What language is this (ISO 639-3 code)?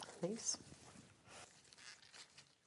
cym